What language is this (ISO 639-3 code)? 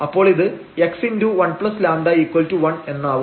mal